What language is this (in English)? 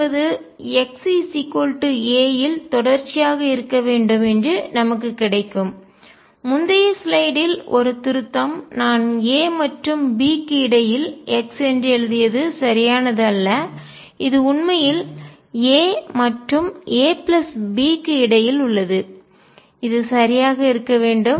Tamil